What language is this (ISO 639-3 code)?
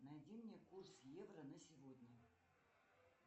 rus